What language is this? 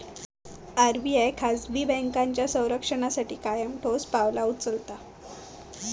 Marathi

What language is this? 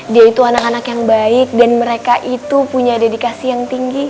Indonesian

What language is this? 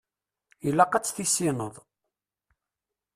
Kabyle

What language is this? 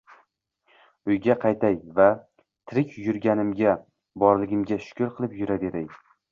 Uzbek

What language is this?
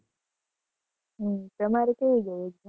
Gujarati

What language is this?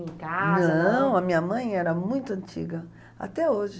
Portuguese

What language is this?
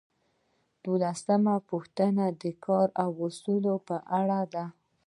Pashto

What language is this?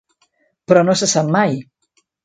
Catalan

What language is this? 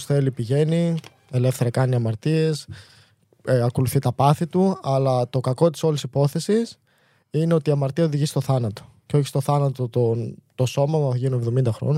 Greek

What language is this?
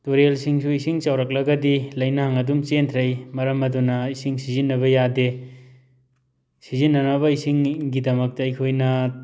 Manipuri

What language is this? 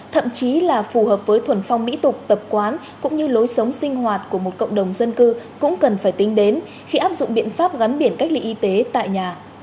Vietnamese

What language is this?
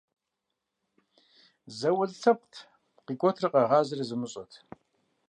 Kabardian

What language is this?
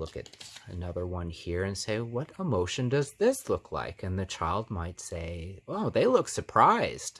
English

